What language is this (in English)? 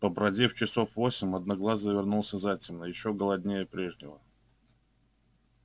Russian